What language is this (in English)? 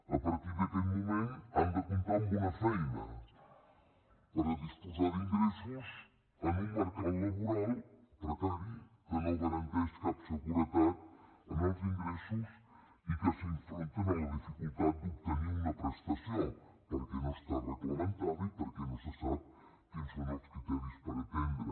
Catalan